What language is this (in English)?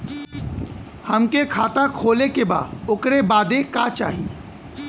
Bhojpuri